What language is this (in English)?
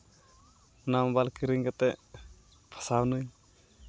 Santali